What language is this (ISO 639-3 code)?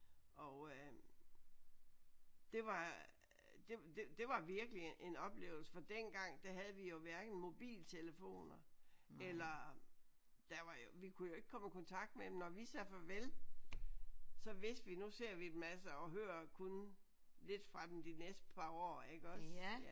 dan